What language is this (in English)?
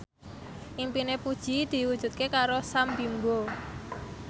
Javanese